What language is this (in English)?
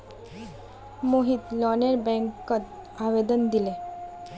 Magahi